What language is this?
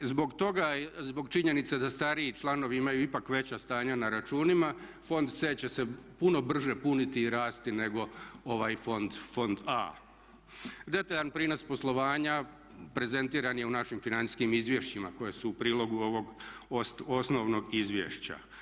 Croatian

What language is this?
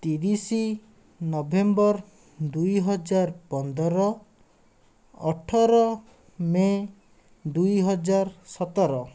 Odia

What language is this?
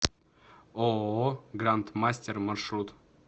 Russian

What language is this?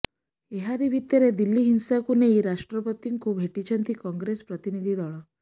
Odia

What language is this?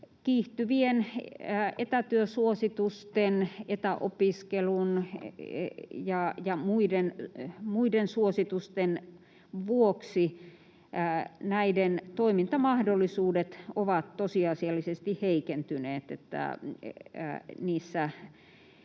Finnish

